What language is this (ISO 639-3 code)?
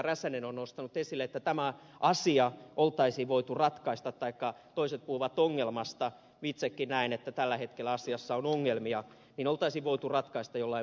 fin